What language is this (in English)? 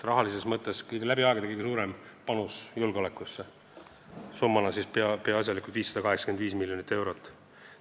Estonian